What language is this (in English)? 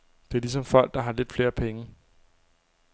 Danish